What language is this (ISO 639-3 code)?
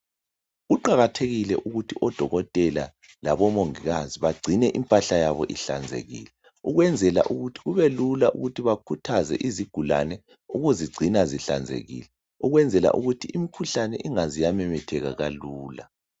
nde